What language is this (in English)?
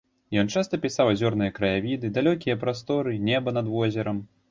Belarusian